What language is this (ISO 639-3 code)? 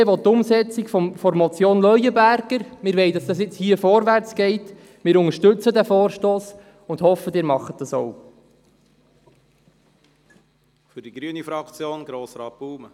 gsw